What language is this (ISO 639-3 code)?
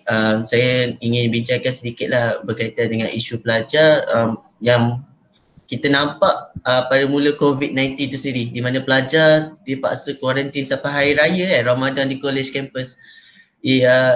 msa